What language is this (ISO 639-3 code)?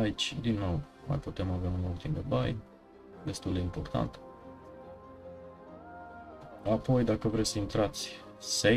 ron